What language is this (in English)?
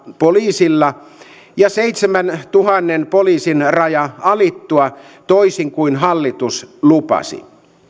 Finnish